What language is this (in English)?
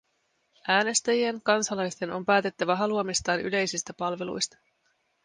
Finnish